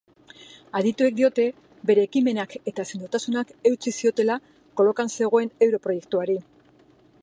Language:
Basque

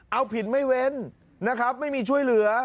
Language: Thai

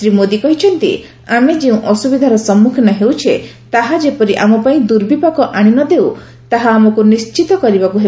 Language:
Odia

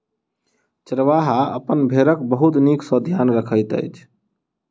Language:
Maithili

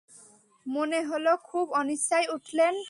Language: Bangla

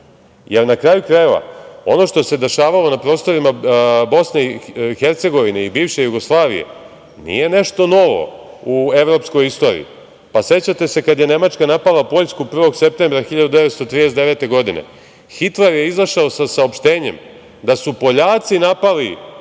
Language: Serbian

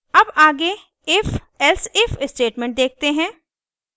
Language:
Hindi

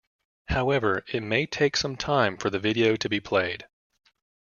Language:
English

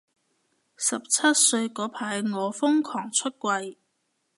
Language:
Cantonese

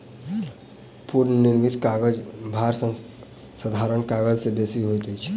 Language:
Maithili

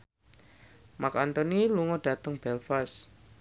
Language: Javanese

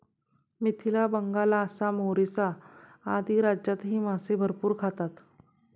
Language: Marathi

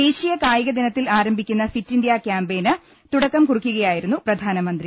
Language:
Malayalam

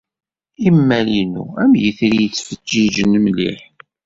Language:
Kabyle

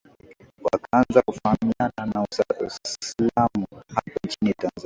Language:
Swahili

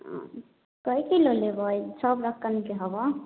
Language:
Maithili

